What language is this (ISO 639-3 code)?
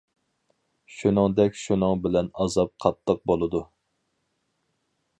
uig